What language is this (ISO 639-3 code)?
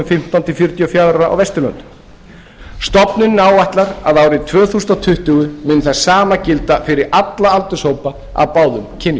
isl